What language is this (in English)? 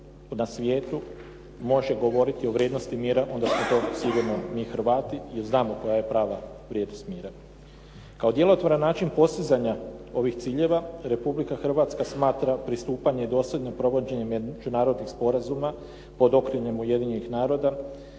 Croatian